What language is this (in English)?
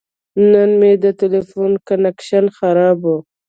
Pashto